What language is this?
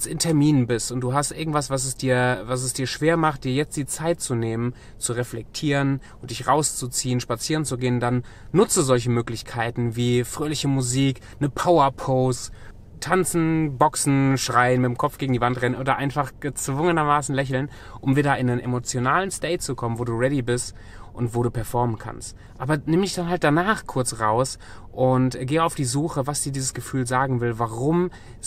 German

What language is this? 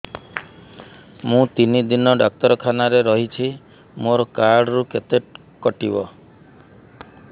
Odia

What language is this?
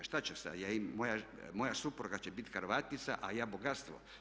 Croatian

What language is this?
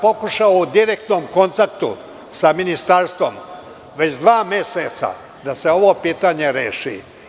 Serbian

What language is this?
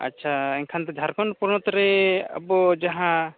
Santali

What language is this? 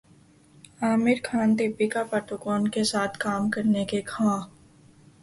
Urdu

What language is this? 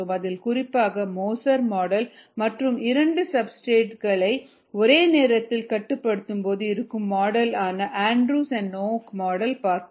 Tamil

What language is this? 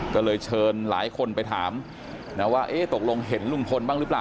Thai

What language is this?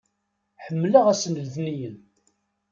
Kabyle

